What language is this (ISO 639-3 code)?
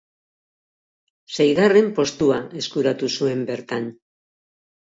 eus